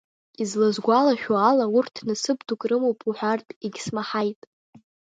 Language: Abkhazian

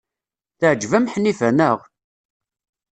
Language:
Kabyle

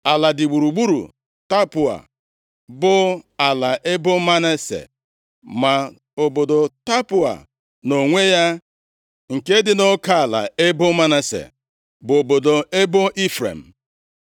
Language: Igbo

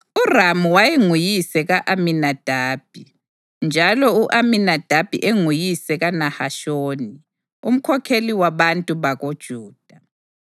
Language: North Ndebele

